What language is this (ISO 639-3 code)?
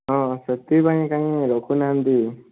ori